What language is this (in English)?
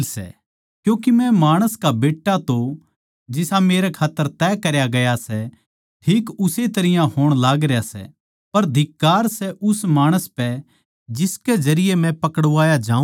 Haryanvi